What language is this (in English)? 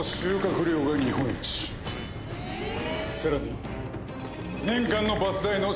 Japanese